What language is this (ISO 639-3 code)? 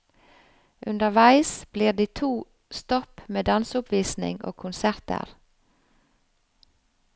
nor